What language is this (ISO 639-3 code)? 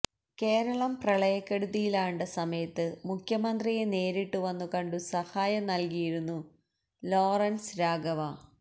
mal